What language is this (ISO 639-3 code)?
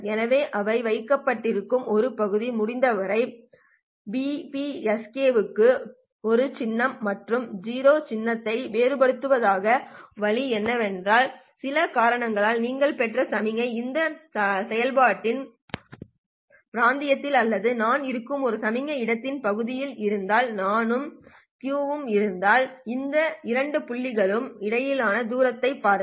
tam